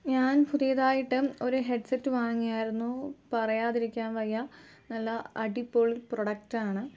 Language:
Malayalam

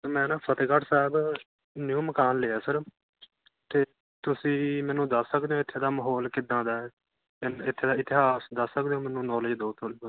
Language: Punjabi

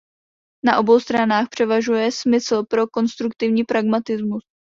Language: Czech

